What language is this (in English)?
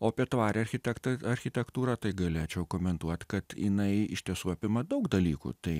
Lithuanian